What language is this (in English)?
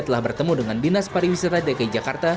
Indonesian